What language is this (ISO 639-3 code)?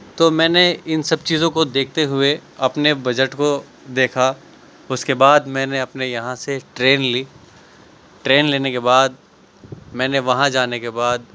urd